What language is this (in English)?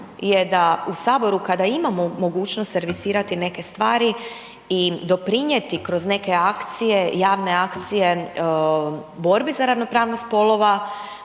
Croatian